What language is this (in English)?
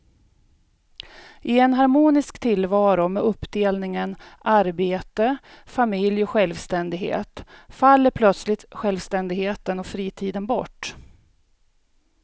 Swedish